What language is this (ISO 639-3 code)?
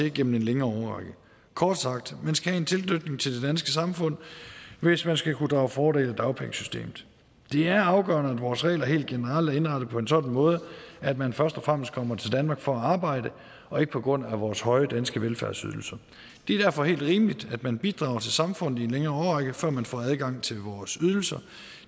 dan